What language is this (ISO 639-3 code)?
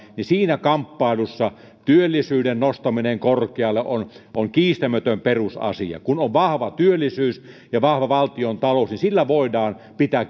fin